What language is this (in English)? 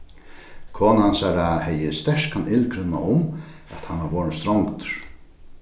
Faroese